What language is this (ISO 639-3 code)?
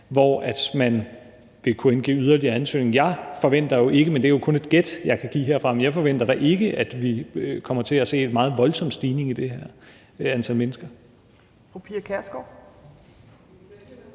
dan